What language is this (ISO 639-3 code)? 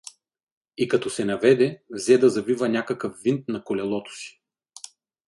bul